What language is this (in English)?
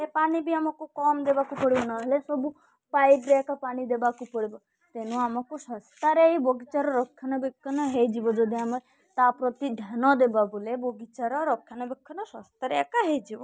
Odia